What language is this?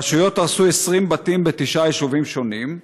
Hebrew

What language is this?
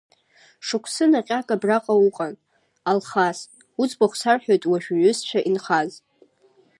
Abkhazian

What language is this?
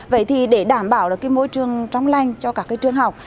Vietnamese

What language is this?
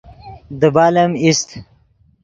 Yidgha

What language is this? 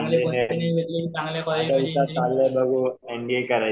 Marathi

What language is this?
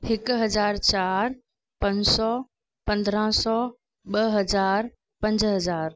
Sindhi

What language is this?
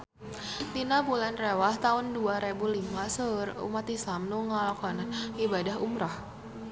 Sundanese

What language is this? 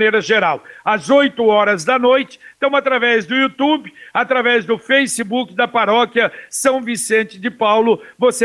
Portuguese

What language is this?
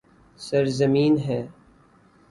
Urdu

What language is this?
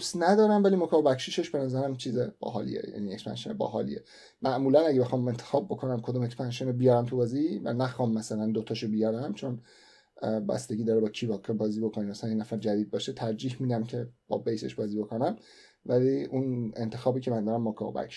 Persian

